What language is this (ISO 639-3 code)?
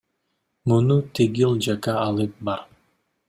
kir